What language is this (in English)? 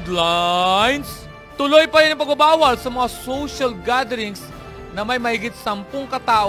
Filipino